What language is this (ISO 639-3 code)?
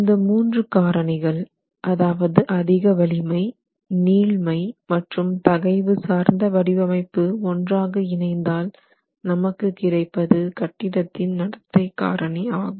tam